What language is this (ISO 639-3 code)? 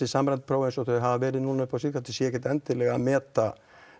isl